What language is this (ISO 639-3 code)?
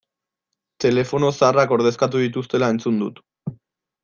eus